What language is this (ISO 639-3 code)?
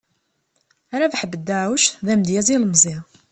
kab